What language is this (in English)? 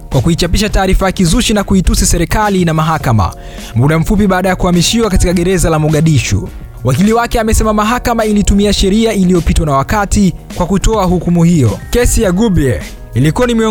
Swahili